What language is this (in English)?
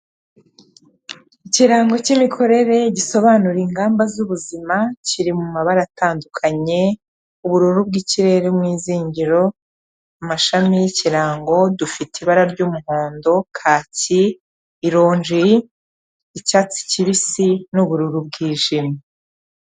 Kinyarwanda